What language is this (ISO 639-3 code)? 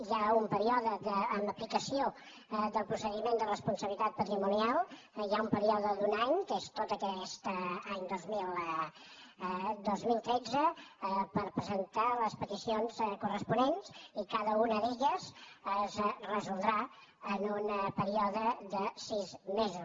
cat